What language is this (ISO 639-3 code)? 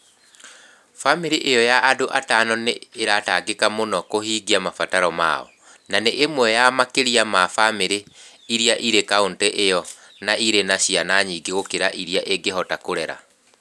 kik